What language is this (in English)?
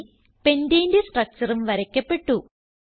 Malayalam